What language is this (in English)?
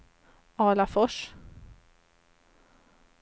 Swedish